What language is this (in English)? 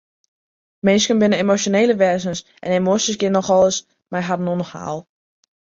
Western Frisian